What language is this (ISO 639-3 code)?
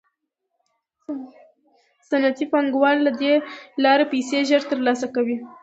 pus